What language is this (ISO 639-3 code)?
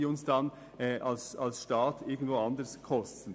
gsw